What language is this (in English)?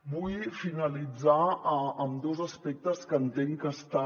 Catalan